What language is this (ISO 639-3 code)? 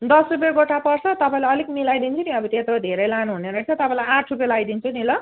nep